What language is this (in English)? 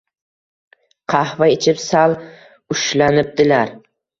Uzbek